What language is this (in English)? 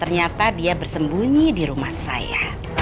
Indonesian